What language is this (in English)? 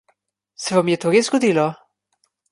Slovenian